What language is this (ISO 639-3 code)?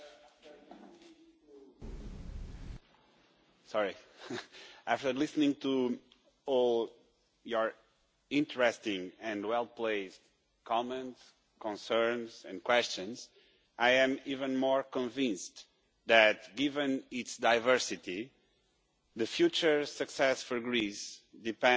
eng